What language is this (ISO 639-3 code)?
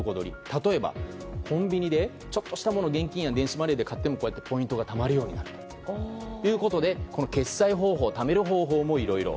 jpn